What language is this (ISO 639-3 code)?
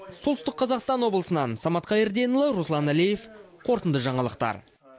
kaz